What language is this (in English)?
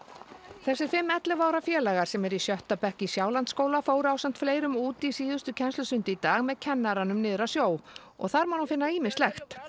Icelandic